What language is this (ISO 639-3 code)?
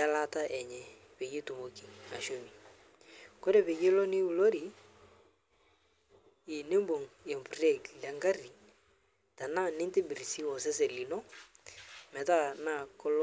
mas